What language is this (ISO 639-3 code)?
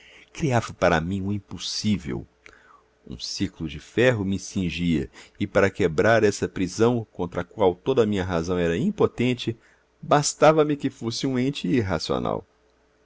por